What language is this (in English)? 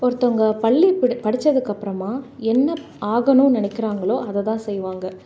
Tamil